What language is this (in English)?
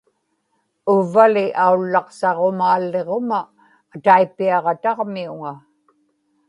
Inupiaq